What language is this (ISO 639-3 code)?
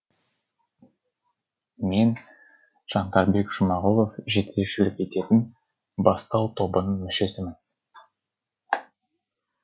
kaz